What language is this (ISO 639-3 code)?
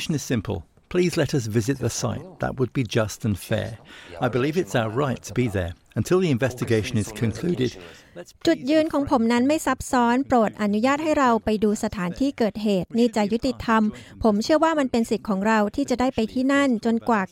tha